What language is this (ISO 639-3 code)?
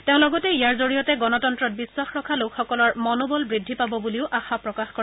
asm